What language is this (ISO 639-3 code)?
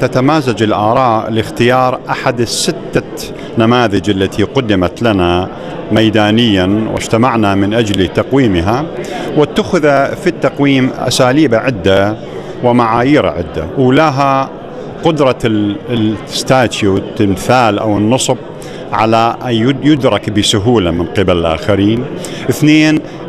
ara